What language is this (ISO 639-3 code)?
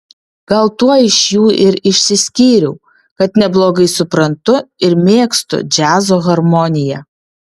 lit